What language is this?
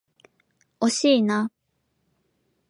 Japanese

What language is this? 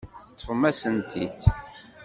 Kabyle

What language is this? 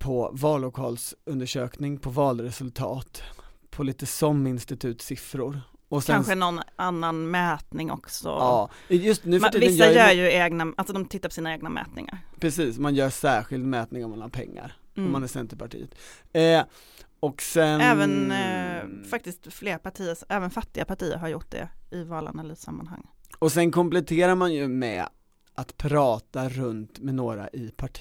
Swedish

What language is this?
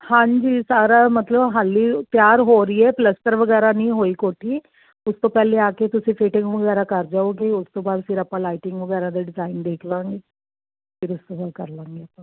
Punjabi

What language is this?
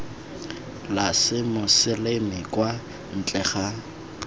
Tswana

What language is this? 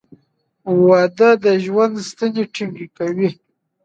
Pashto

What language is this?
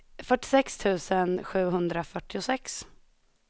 Swedish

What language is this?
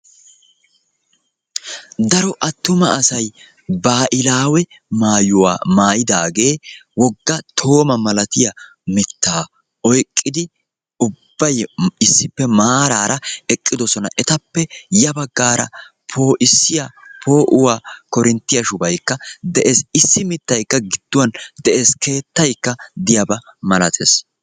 Wolaytta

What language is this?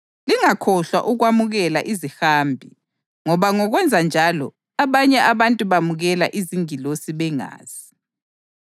North Ndebele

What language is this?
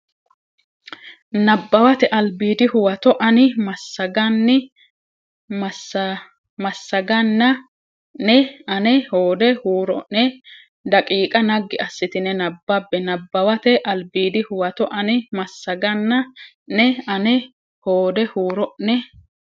Sidamo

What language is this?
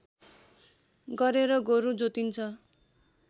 Nepali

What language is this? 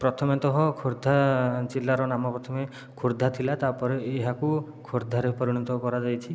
Odia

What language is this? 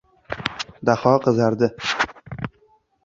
Uzbek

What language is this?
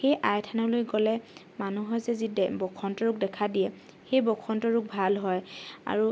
Assamese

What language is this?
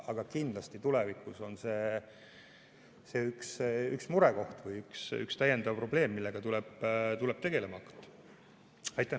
Estonian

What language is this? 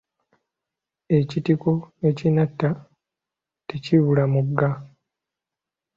Ganda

